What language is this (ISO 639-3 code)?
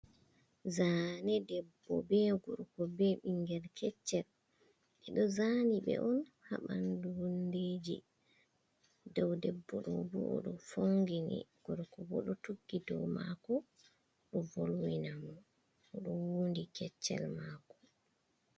ful